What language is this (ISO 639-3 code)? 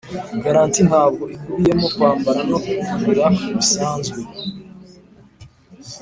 kin